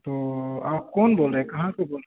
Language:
Urdu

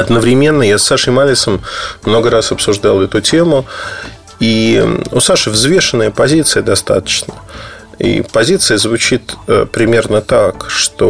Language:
Russian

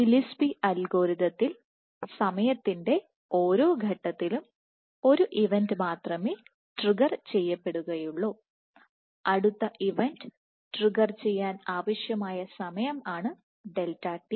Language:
Malayalam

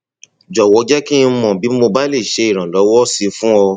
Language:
Yoruba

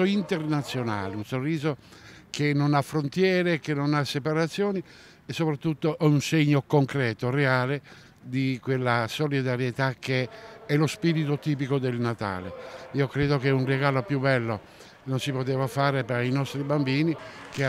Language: Italian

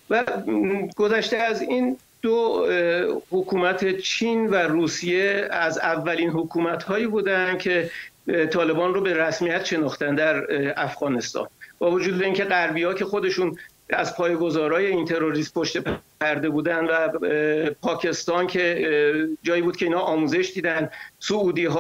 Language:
Persian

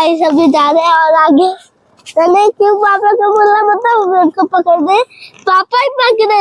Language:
Hindi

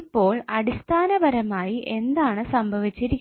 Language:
Malayalam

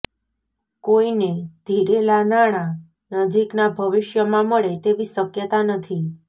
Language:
Gujarati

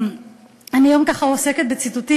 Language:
Hebrew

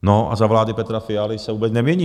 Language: Czech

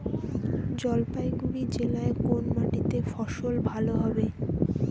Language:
Bangla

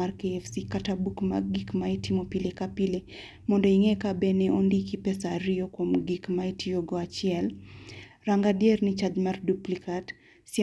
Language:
Luo (Kenya and Tanzania)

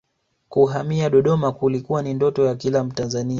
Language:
Swahili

